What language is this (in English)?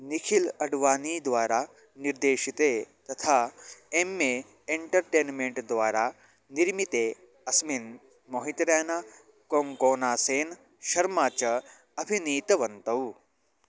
Sanskrit